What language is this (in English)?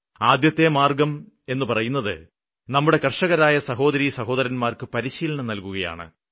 Malayalam